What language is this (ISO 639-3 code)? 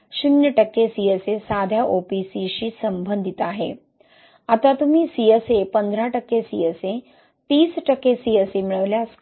mar